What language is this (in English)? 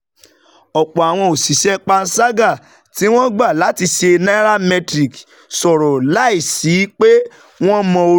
Yoruba